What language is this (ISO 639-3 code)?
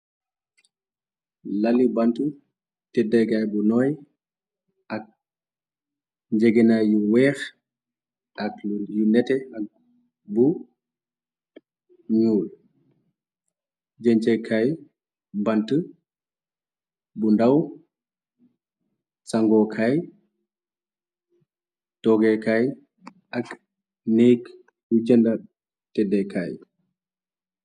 wol